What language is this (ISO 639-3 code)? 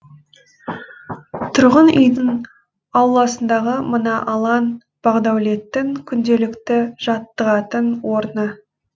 kaz